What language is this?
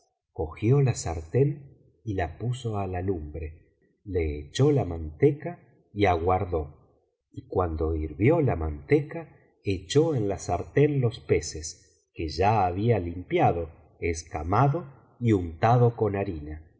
Spanish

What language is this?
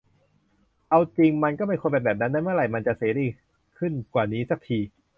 Thai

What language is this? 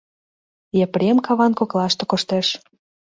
Mari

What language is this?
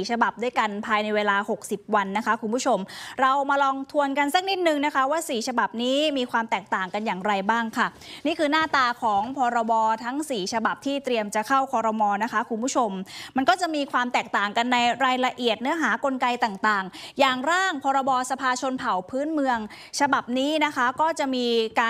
Thai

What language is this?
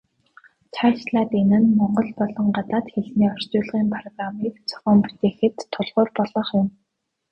Mongolian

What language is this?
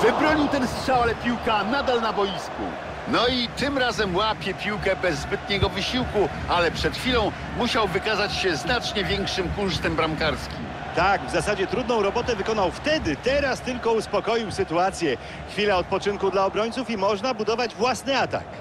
Polish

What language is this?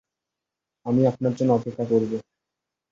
Bangla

